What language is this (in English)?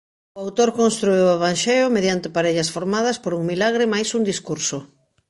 Galician